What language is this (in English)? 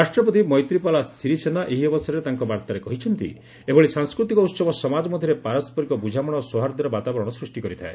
Odia